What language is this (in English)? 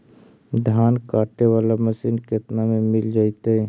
Magahi